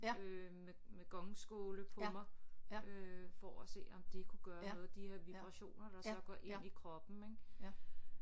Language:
Danish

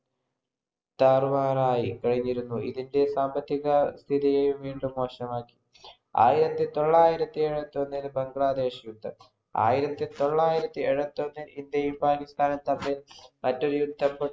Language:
Malayalam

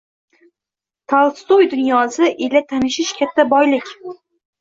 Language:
Uzbek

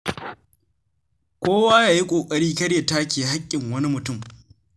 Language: Hausa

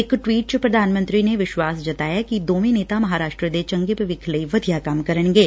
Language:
Punjabi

